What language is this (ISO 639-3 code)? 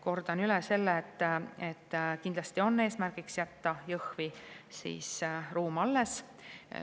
est